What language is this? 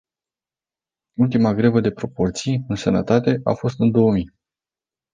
Romanian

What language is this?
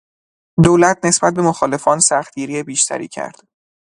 Persian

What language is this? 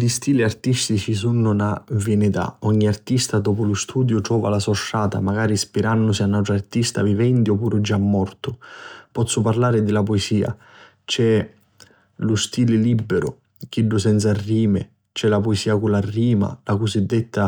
Sicilian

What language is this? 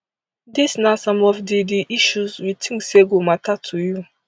Nigerian Pidgin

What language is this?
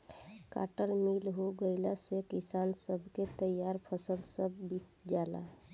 Bhojpuri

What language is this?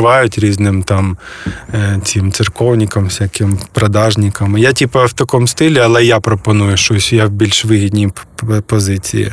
Ukrainian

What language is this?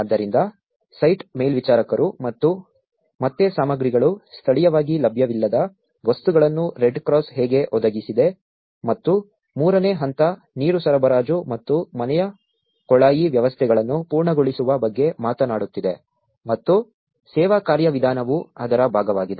Kannada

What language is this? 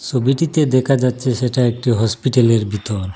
Bangla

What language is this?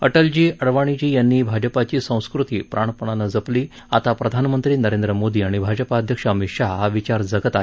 Marathi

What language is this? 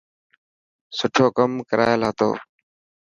Dhatki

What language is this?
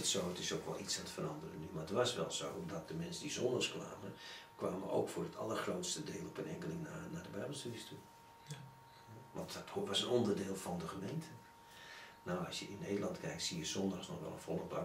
Dutch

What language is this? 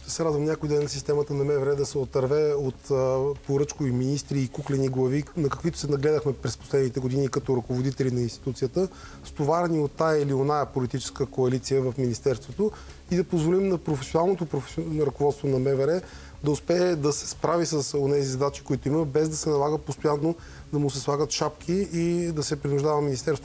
Bulgarian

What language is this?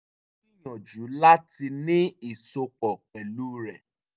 Yoruba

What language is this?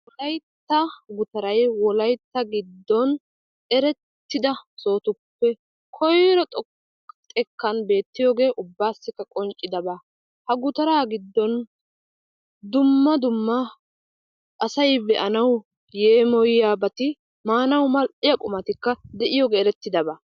Wolaytta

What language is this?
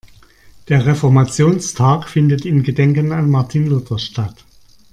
German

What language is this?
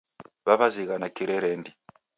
Taita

